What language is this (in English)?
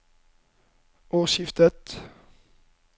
Norwegian